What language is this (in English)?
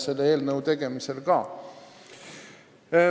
Estonian